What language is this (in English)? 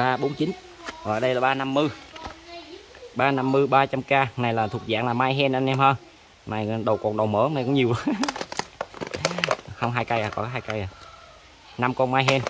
Vietnamese